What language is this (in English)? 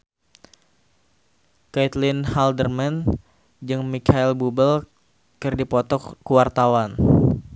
Sundanese